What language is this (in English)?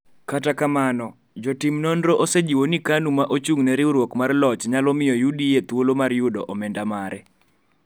Luo (Kenya and Tanzania)